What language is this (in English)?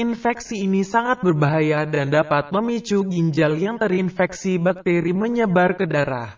Indonesian